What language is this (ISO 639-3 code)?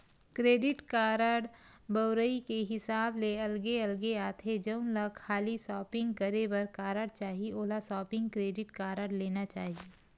hne